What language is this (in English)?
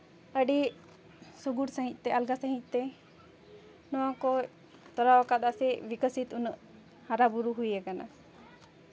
Santali